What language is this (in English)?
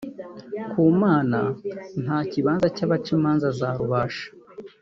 Kinyarwanda